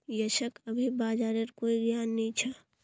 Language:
Magahi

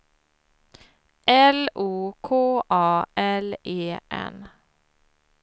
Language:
Swedish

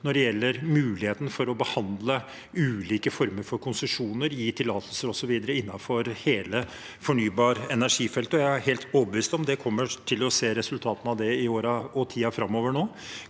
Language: Norwegian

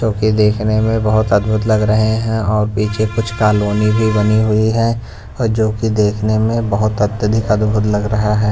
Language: Hindi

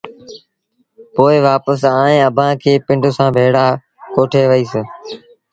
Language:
Sindhi Bhil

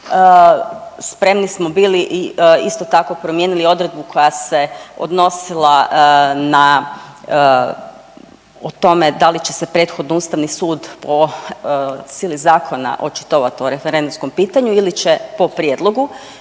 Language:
Croatian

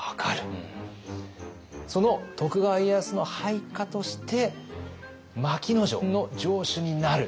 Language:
Japanese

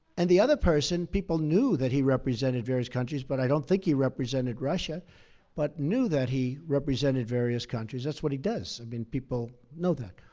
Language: English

